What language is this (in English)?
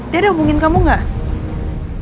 Indonesian